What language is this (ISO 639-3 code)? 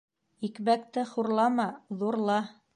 bak